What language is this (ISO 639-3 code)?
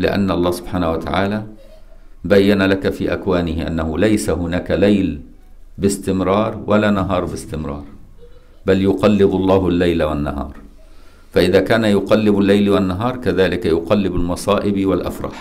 ara